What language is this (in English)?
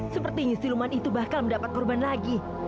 Indonesian